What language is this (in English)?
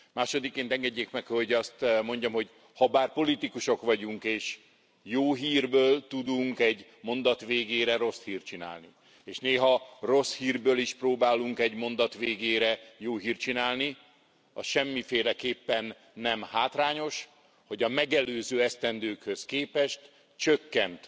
Hungarian